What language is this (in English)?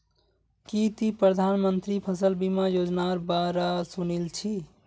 Magahi